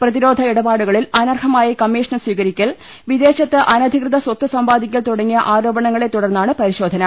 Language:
Malayalam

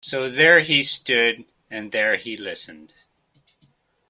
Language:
English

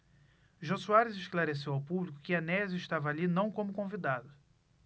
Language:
Portuguese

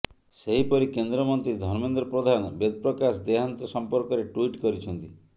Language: Odia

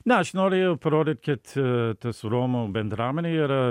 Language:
Lithuanian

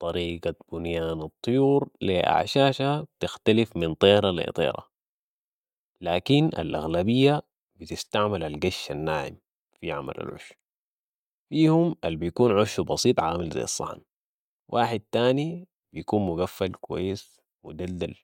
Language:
Sudanese Arabic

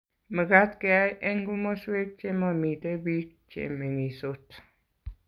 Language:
Kalenjin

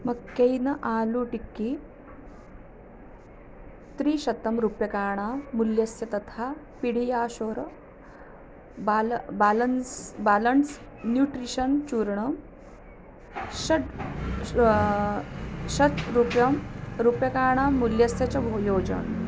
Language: Sanskrit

